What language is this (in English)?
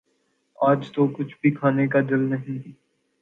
Urdu